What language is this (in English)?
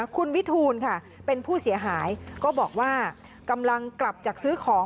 Thai